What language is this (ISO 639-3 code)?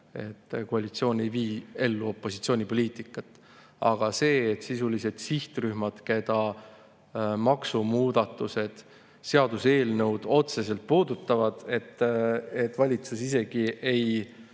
est